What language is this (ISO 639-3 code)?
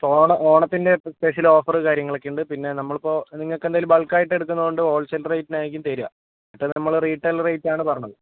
mal